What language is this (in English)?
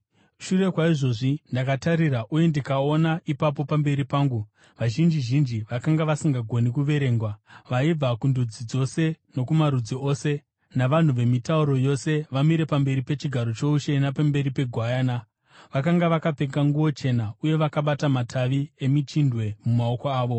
Shona